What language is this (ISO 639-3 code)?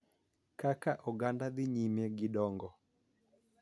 luo